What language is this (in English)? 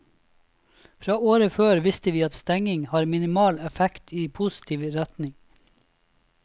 Norwegian